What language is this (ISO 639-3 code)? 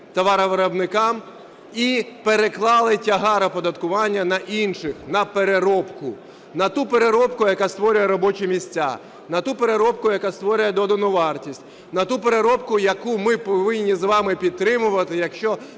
ukr